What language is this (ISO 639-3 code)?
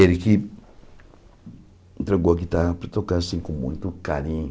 por